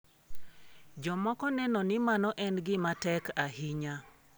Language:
Luo (Kenya and Tanzania)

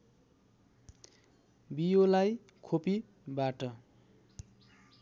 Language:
Nepali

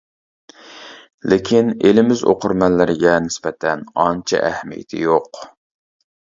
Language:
Uyghur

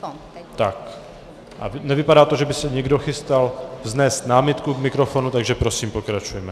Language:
Czech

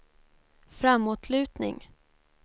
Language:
Swedish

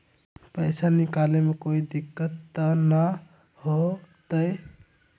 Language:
Magahi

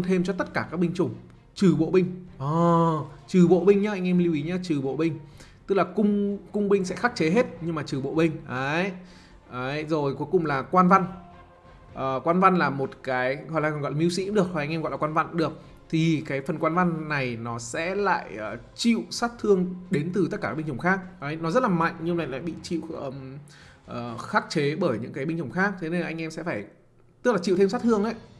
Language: Vietnamese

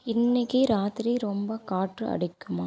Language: Tamil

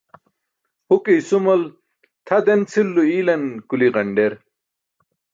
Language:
Burushaski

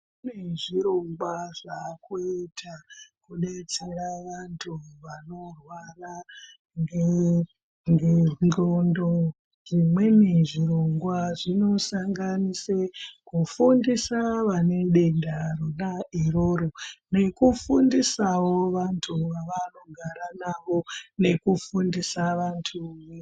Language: Ndau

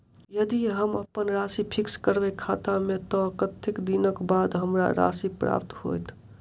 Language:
Maithili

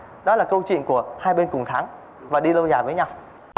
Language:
Vietnamese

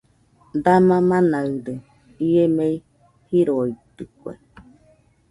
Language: Nüpode Huitoto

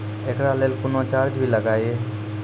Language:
Maithili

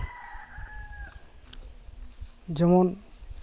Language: Santali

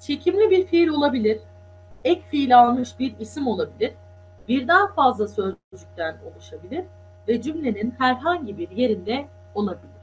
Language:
Turkish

